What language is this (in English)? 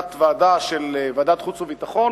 Hebrew